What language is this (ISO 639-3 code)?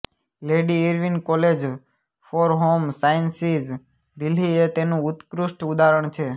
guj